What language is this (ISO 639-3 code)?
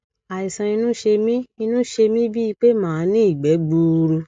yor